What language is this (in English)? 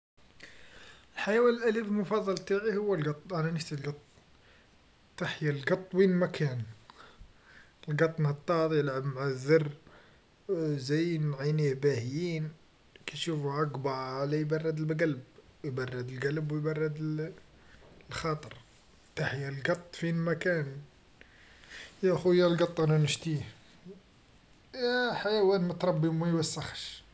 Algerian Arabic